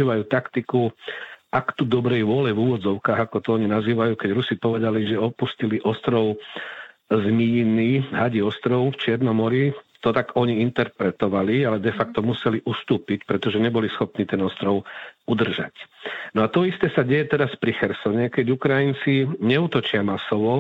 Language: Slovak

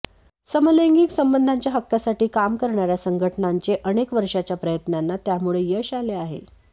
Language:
Marathi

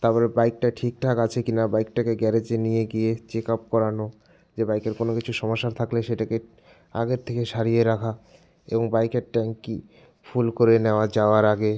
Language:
Bangla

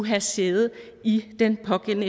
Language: Danish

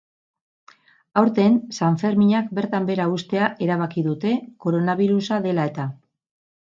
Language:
Basque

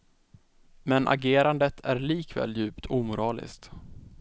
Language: Swedish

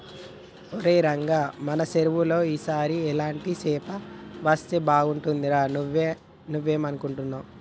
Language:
Telugu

